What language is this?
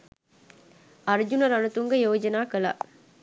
Sinhala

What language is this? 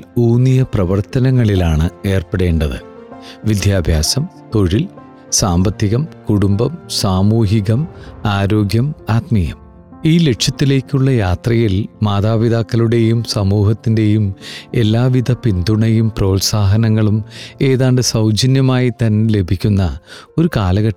Malayalam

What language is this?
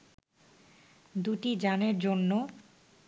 Bangla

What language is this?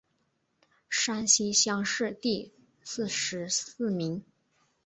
Chinese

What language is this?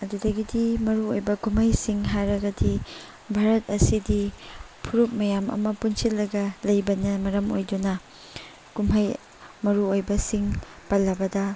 Manipuri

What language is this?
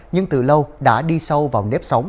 Vietnamese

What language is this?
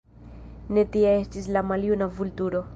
Esperanto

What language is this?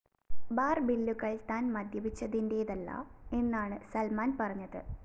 Malayalam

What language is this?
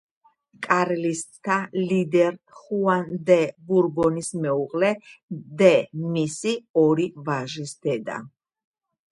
Georgian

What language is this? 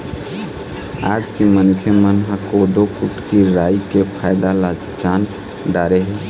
Chhattisgarhi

